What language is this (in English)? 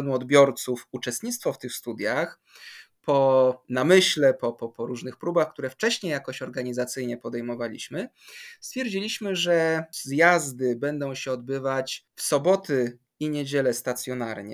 Polish